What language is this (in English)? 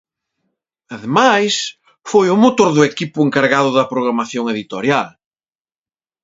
Galician